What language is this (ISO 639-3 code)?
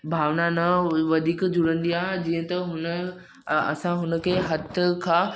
snd